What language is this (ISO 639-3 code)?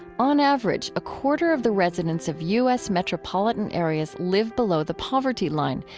eng